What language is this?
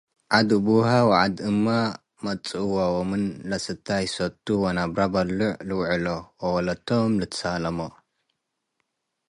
Tigre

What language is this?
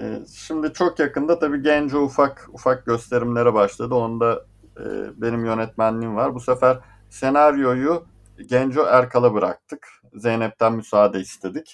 Turkish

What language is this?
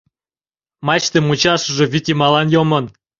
Mari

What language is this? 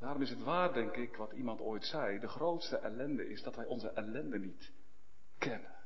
Dutch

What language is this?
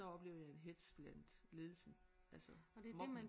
Danish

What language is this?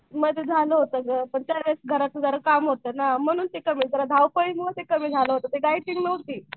Marathi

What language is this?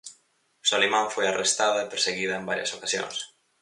Galician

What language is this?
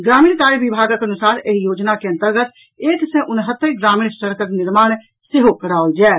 Maithili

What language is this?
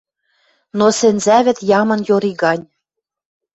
Western Mari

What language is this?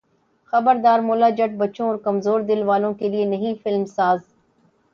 Urdu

